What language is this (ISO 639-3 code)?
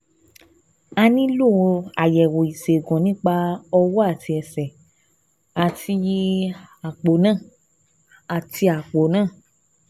yor